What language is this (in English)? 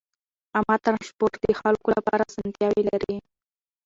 Pashto